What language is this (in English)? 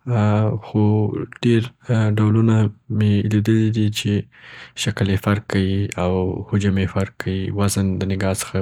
Southern Pashto